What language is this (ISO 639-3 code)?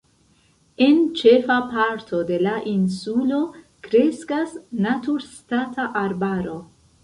epo